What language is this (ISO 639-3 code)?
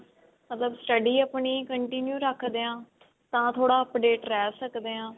pan